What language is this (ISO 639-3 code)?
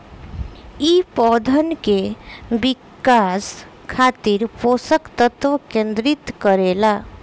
bho